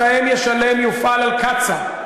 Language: Hebrew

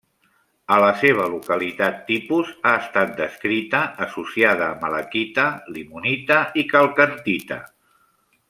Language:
Catalan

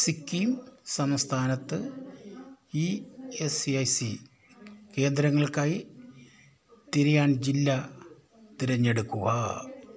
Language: Malayalam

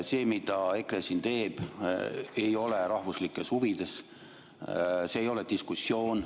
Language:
Estonian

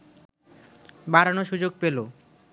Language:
Bangla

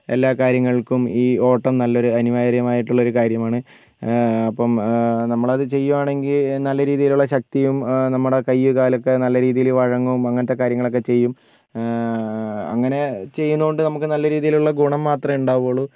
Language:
Malayalam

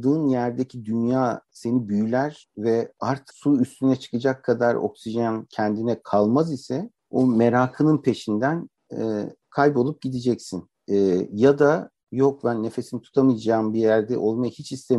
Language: Turkish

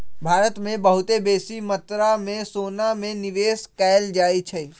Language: Magahi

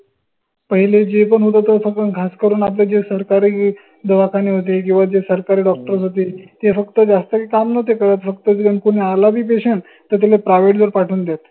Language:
Marathi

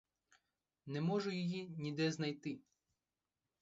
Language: Ukrainian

